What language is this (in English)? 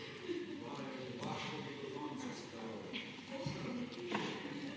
Slovenian